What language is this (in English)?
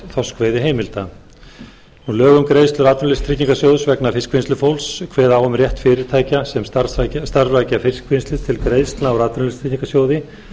Icelandic